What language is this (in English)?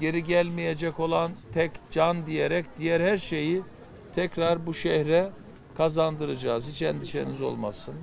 Turkish